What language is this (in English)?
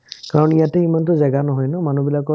Assamese